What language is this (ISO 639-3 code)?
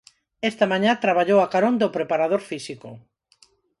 glg